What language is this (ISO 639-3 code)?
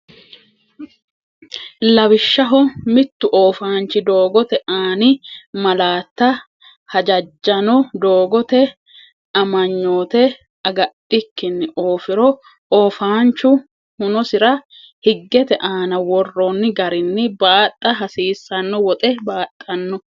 sid